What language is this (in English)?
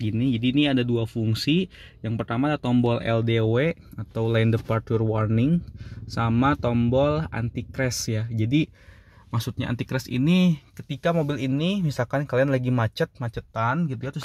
Indonesian